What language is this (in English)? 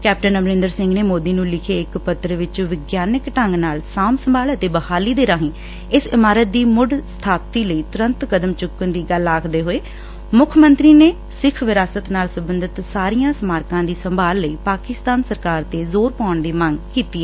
Punjabi